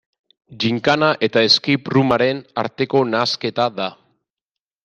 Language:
Basque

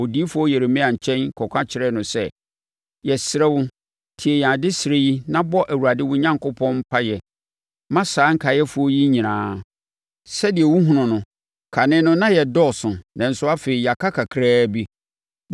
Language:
Akan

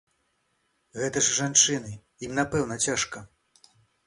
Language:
Belarusian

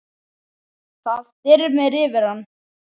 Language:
Icelandic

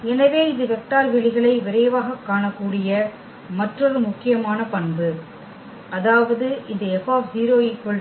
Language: Tamil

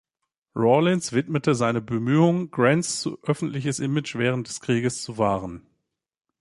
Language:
German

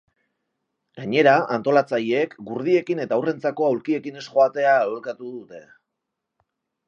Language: Basque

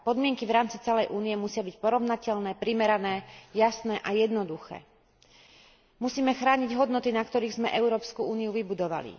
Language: Slovak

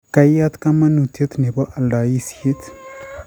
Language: Kalenjin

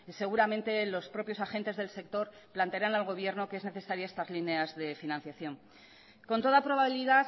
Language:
Spanish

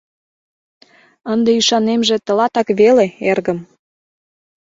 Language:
Mari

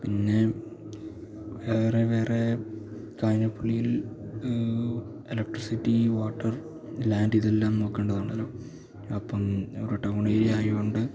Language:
Malayalam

